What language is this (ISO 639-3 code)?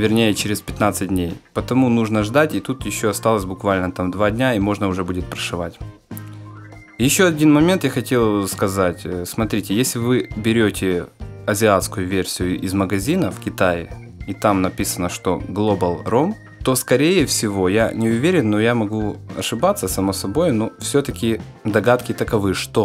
rus